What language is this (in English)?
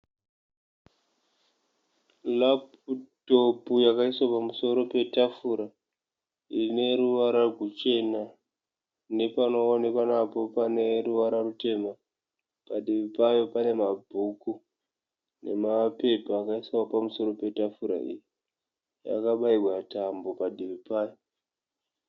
Shona